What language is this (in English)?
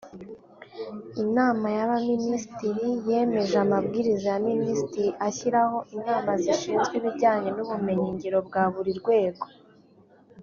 Kinyarwanda